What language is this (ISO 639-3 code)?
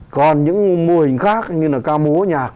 vie